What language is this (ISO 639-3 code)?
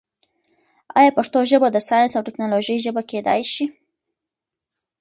pus